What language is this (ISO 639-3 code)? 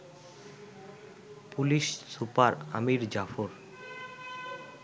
ben